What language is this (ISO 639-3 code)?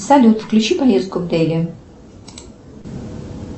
rus